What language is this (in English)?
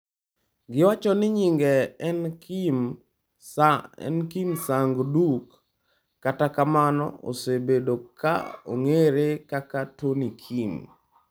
Luo (Kenya and Tanzania)